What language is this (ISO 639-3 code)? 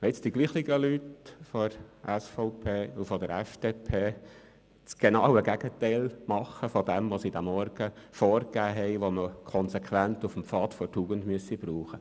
gsw